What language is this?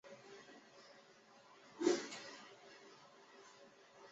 Chinese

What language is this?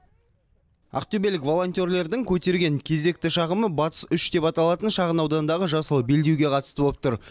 Kazakh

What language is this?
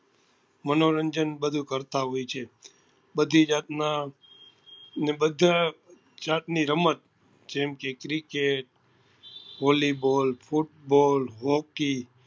Gujarati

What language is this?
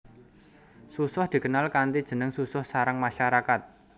Javanese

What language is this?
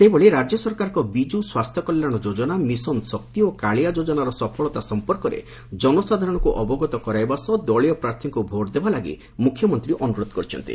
Odia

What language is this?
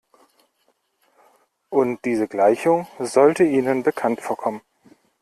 German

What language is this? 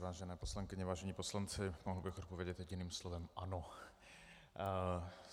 Czech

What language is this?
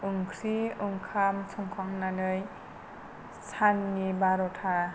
Bodo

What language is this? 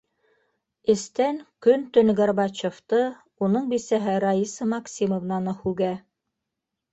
Bashkir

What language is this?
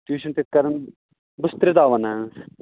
Kashmiri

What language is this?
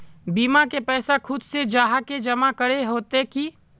Magahi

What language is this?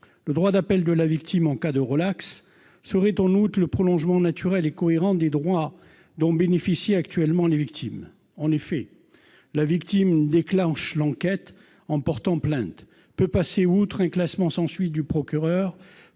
French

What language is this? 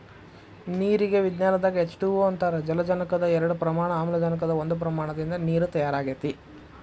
Kannada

